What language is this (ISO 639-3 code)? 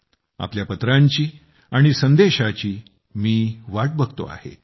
mar